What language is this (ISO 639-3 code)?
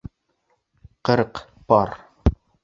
bak